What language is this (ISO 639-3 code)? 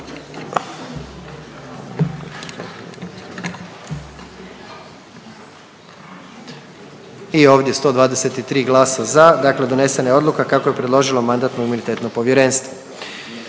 hrv